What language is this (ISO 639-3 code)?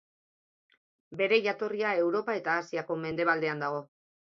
eus